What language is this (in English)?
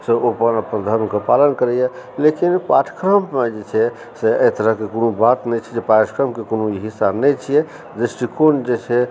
Maithili